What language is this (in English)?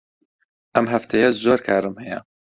Central Kurdish